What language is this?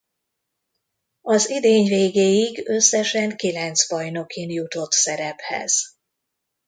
Hungarian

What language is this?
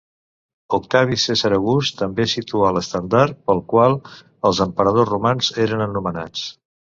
Catalan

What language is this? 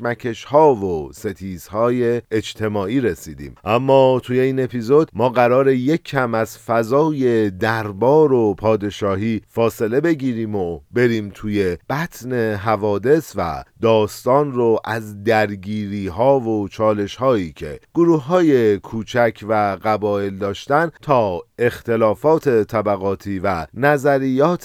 Persian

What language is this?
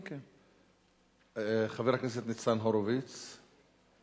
Hebrew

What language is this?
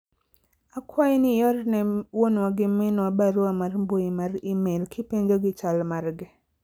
Luo (Kenya and Tanzania)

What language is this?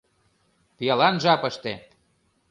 Mari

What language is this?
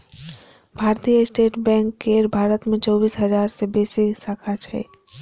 Maithili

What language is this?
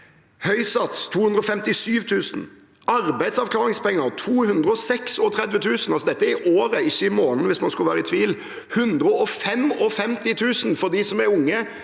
Norwegian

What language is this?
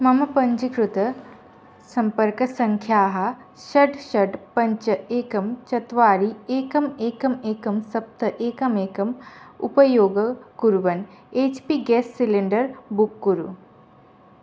Sanskrit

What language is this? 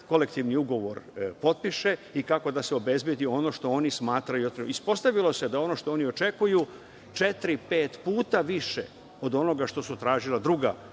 Serbian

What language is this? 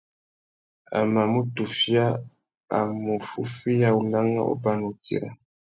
Tuki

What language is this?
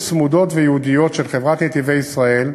Hebrew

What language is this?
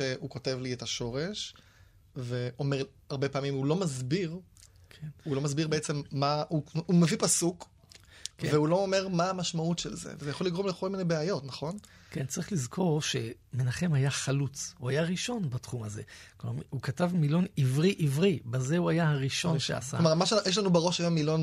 Hebrew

